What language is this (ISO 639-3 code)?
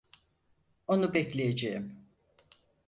tur